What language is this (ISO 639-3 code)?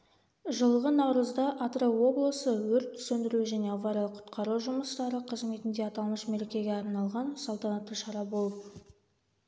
kaz